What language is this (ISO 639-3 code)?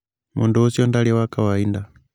kik